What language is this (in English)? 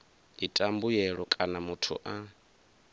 Venda